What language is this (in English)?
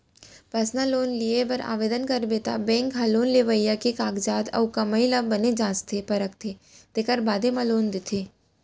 Chhattisgarhi